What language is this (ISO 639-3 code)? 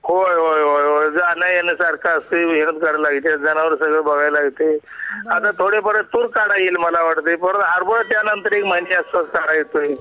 mar